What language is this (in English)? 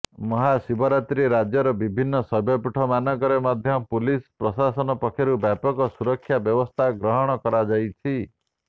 Odia